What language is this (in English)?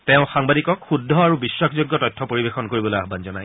Assamese